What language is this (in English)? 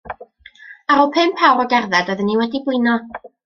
Welsh